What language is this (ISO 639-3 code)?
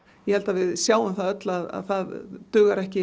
isl